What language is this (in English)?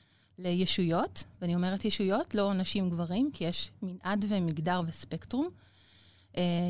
Hebrew